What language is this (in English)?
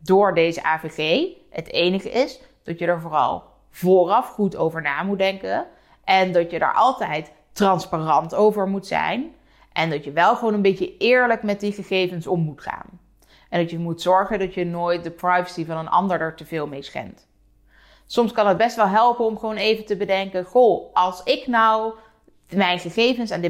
Dutch